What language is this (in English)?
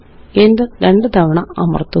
Malayalam